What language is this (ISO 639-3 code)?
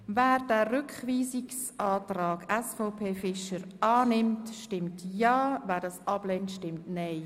gsw